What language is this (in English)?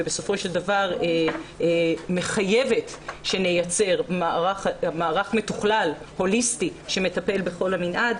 Hebrew